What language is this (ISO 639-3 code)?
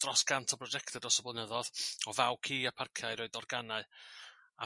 cym